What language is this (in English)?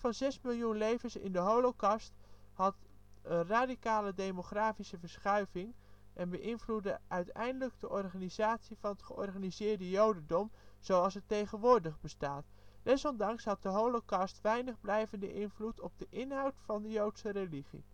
Dutch